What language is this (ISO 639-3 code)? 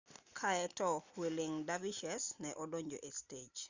luo